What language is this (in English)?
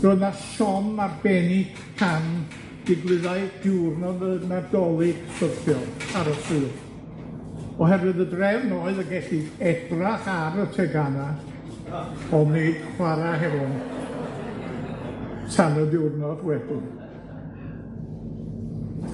Welsh